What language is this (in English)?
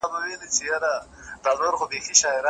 Pashto